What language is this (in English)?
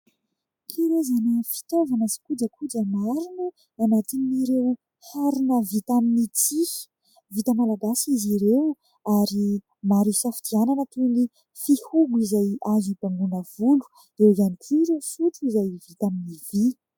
Malagasy